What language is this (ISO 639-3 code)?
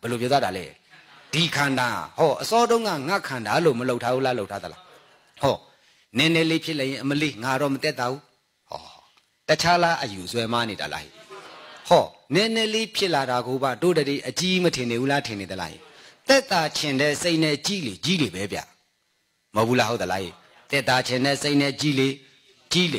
eng